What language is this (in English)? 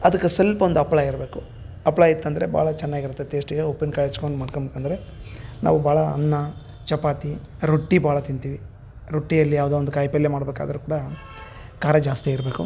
Kannada